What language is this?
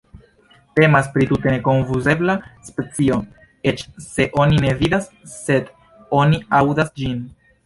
Esperanto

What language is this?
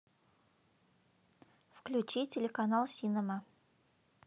Russian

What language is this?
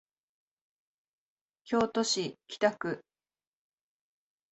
Japanese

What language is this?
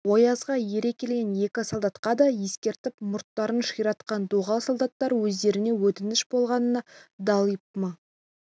Kazakh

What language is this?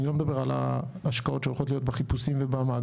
Hebrew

